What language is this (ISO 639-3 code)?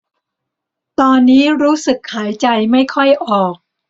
tha